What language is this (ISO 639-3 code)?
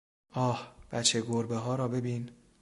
fas